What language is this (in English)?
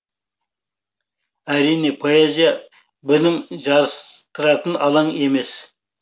Kazakh